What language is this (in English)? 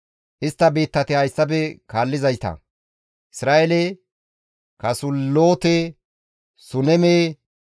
Gamo